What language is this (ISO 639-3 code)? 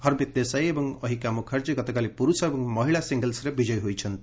ori